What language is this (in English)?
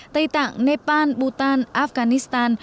Vietnamese